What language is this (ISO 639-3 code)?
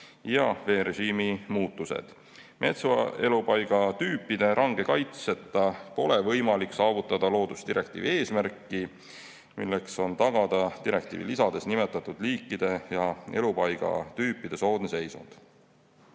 est